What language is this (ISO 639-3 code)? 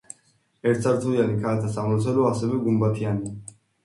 kat